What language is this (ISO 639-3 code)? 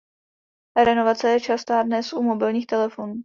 ces